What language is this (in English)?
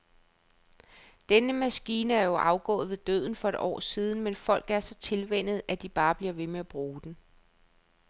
Danish